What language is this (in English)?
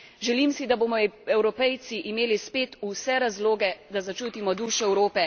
Slovenian